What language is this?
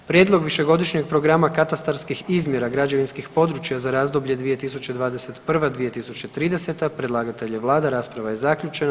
Croatian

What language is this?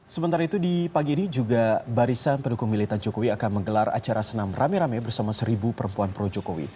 Indonesian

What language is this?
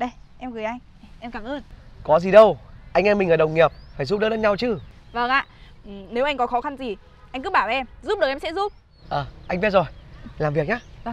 Vietnamese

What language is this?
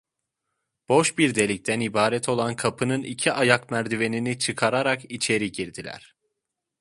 Turkish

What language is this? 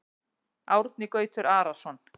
Icelandic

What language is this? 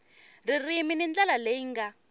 Tsonga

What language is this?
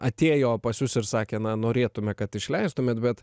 Lithuanian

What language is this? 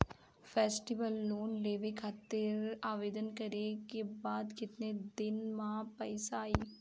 Bhojpuri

